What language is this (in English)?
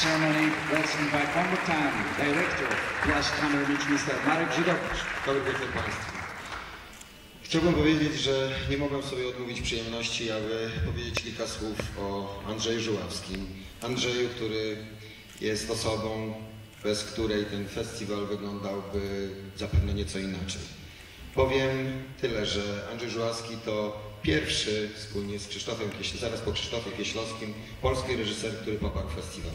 Polish